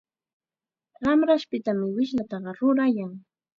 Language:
Chiquián Ancash Quechua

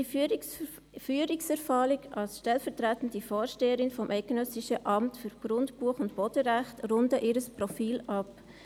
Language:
Swiss German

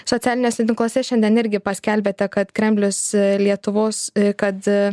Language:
Lithuanian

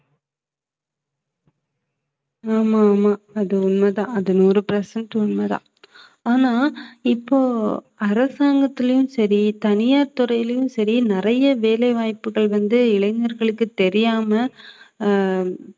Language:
Tamil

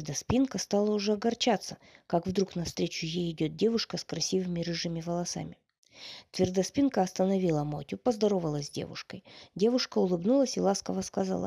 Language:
Russian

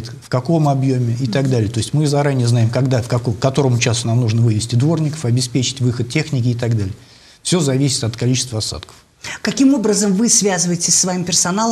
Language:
Russian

